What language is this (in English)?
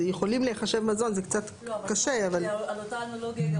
Hebrew